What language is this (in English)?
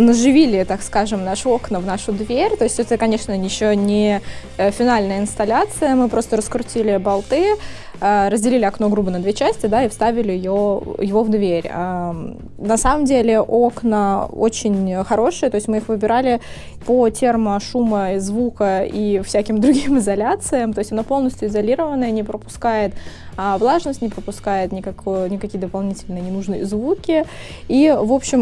Russian